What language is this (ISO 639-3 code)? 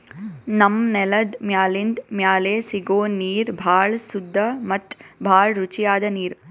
kan